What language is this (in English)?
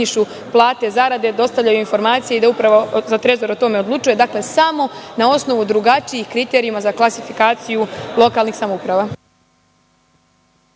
Serbian